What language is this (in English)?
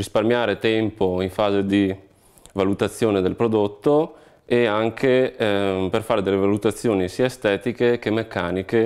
Italian